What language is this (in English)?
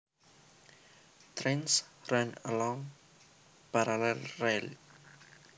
Javanese